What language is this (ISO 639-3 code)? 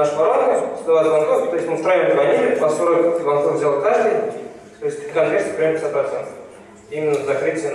rus